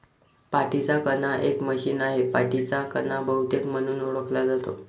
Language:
Marathi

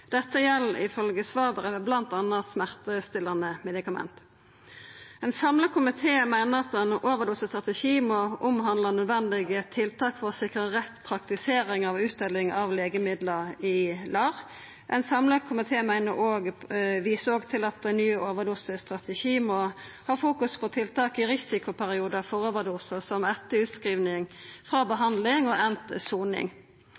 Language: Norwegian Nynorsk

